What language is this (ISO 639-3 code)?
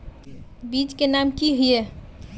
mag